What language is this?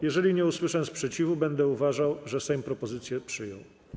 Polish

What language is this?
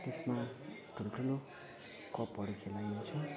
Nepali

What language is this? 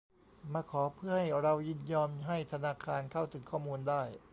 Thai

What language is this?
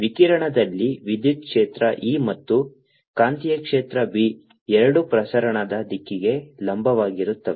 Kannada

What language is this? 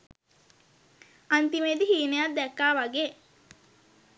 Sinhala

